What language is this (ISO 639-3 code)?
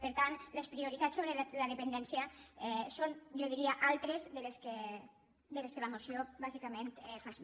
cat